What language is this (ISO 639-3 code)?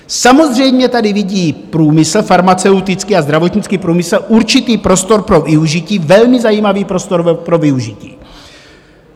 ces